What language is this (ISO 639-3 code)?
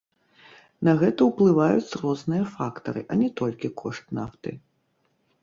bel